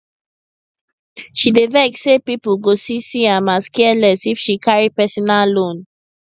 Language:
Nigerian Pidgin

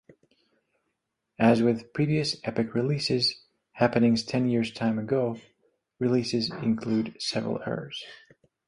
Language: English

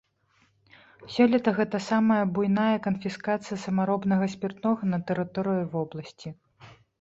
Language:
Belarusian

